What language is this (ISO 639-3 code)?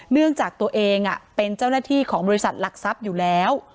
tha